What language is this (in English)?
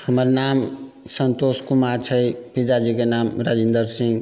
Maithili